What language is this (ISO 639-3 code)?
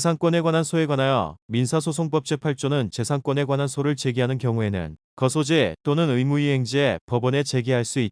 kor